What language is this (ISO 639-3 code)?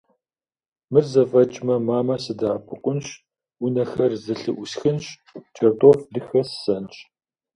kbd